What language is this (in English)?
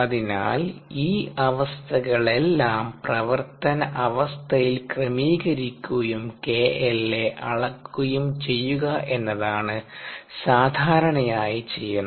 Malayalam